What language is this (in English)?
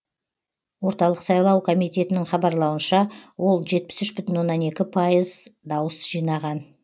Kazakh